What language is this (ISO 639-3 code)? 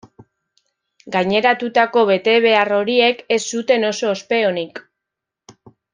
eus